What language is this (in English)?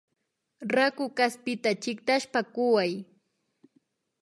Imbabura Highland Quichua